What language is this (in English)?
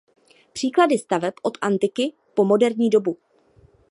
Czech